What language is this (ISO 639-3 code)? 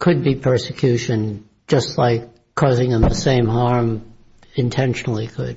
eng